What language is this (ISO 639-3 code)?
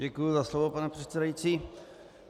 ces